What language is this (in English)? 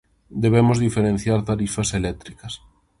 Galician